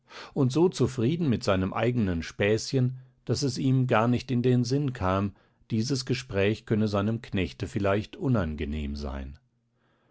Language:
German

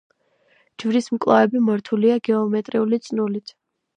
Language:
Georgian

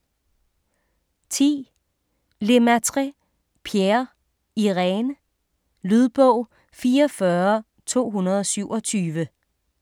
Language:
Danish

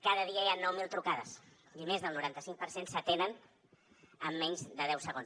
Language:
Catalan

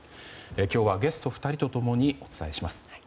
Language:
Japanese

